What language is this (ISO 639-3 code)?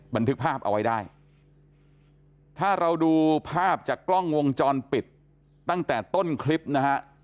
tha